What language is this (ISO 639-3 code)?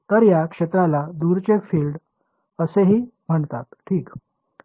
mar